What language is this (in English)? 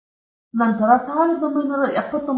Kannada